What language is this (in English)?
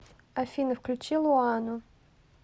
Russian